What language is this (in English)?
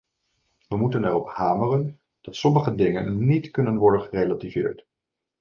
Dutch